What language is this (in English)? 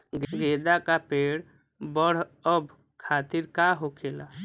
Bhojpuri